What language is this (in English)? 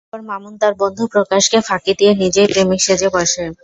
Bangla